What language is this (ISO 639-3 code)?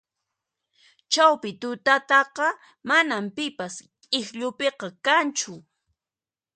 qxp